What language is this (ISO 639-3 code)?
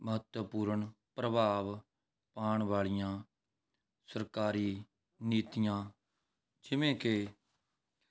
pan